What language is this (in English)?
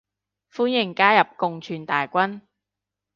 Cantonese